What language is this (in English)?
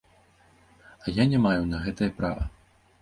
Belarusian